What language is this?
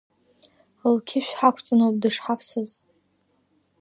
Abkhazian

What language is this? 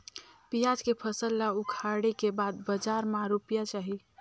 Chhattisgarhi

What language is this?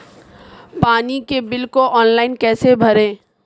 Hindi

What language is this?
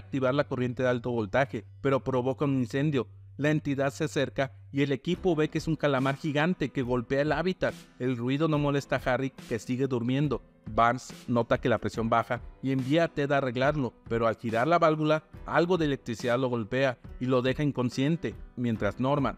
Spanish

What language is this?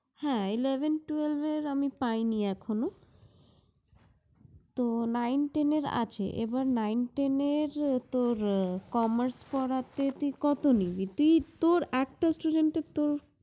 Bangla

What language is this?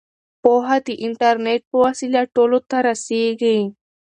Pashto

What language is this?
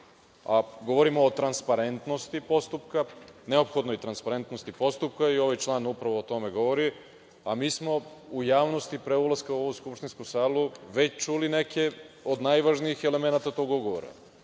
Serbian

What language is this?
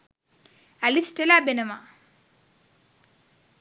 Sinhala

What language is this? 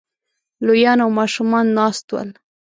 Pashto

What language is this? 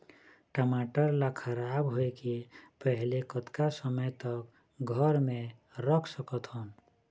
Chhattisgarhi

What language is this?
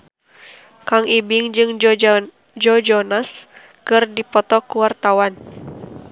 Sundanese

